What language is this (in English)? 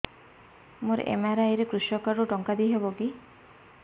Odia